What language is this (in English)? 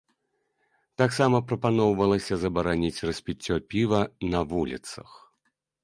Belarusian